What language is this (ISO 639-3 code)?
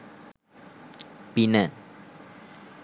sin